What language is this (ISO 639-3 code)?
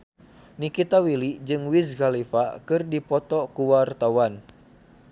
sun